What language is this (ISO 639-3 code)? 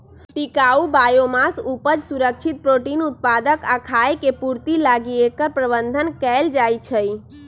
mag